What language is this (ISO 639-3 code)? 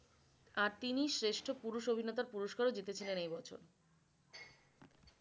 ben